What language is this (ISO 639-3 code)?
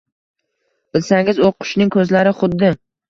uzb